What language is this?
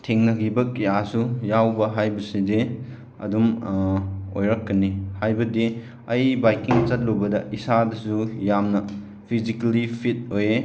Manipuri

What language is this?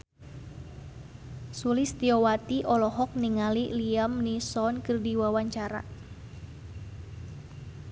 Sundanese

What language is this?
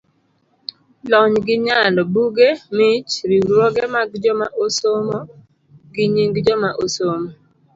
Luo (Kenya and Tanzania)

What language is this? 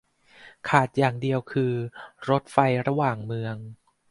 Thai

